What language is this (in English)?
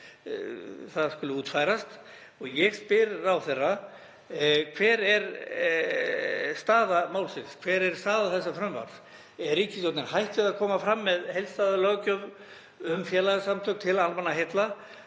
Icelandic